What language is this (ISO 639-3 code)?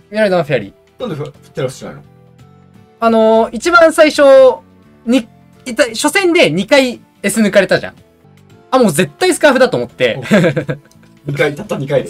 jpn